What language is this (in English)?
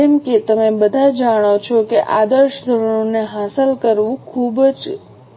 Gujarati